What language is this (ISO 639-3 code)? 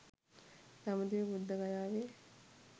sin